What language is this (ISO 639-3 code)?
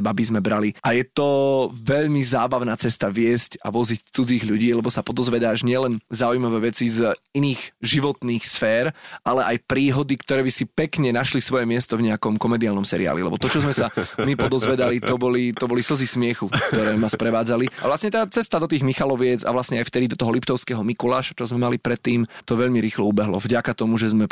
slk